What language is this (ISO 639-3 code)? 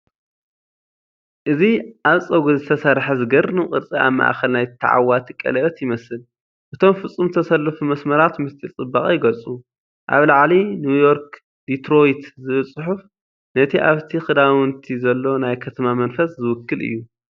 tir